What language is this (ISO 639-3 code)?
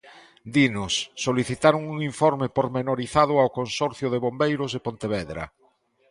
glg